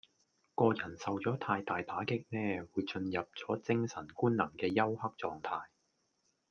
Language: Cantonese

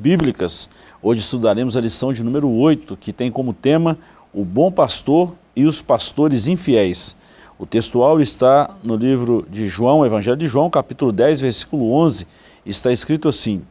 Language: Portuguese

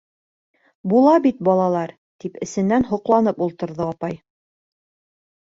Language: Bashkir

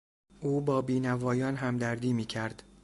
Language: Persian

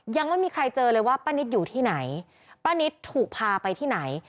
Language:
Thai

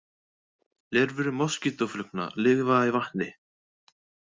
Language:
Icelandic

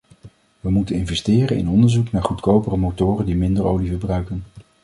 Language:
Dutch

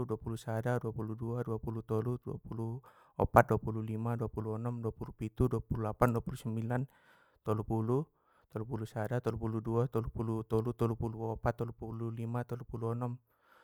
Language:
Batak Mandailing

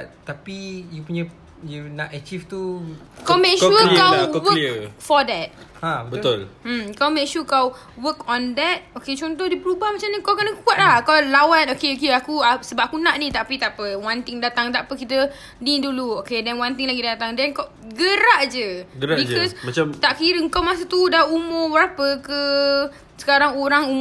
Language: Malay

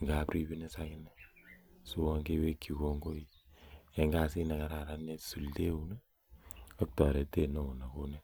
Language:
Kalenjin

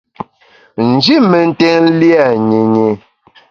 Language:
Bamun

